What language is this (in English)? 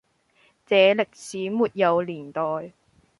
Cantonese